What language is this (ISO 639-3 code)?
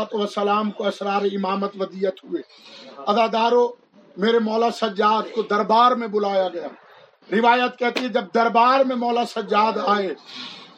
urd